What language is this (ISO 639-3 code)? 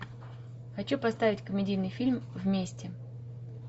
rus